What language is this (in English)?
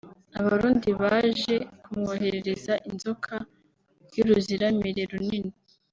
Kinyarwanda